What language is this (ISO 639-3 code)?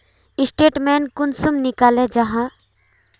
mag